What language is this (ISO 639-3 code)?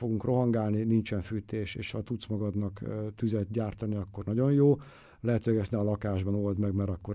hun